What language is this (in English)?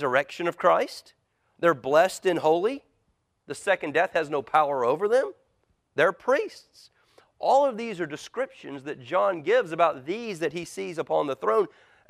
English